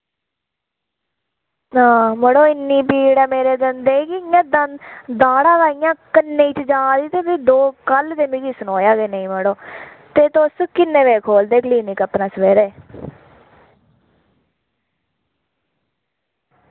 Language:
Dogri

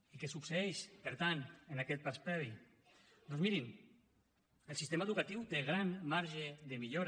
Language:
Catalan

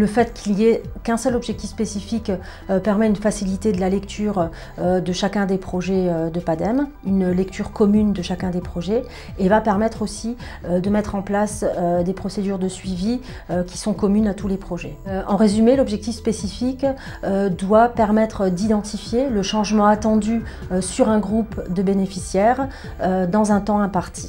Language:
French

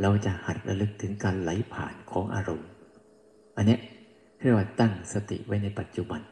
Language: Thai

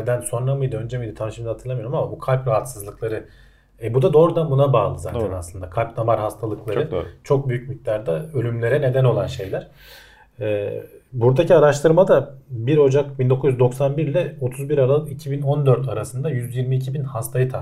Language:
Turkish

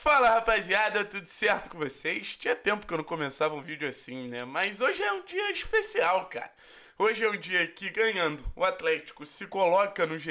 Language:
Portuguese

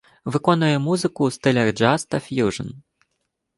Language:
Ukrainian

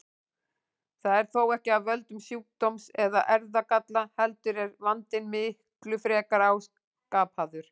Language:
Icelandic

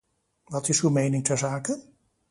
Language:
Dutch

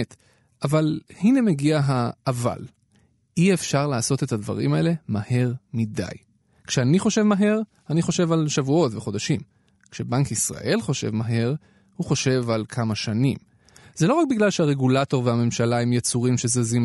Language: Hebrew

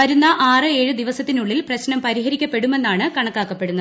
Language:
Malayalam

